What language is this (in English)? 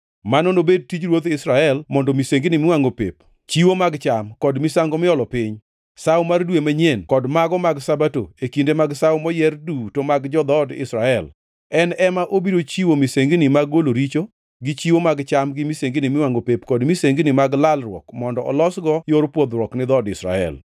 Luo (Kenya and Tanzania)